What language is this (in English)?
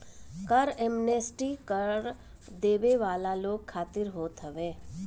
Bhojpuri